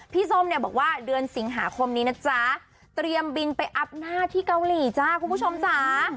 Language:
Thai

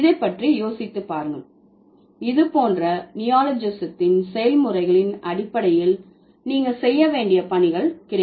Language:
Tamil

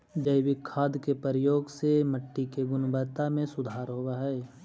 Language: Magahi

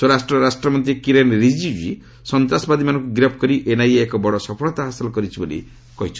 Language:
Odia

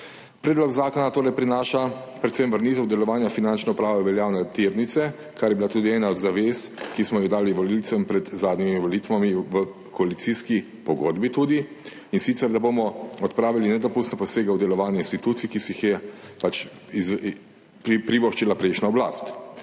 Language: Slovenian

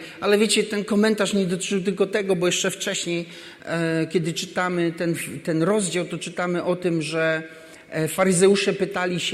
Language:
Polish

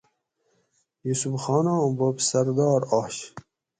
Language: Gawri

